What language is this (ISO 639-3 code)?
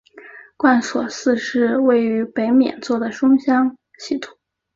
zho